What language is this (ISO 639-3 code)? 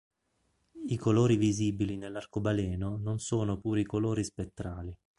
ita